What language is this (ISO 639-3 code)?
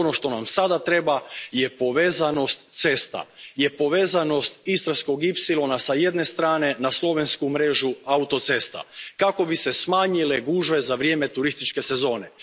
hrv